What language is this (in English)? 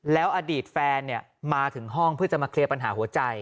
Thai